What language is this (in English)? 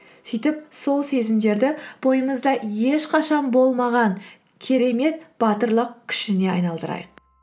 Kazakh